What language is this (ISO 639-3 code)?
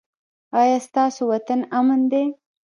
pus